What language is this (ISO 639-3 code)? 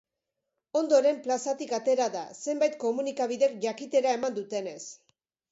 eus